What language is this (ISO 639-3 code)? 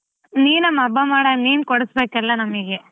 kan